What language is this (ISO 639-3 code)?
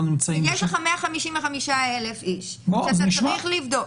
heb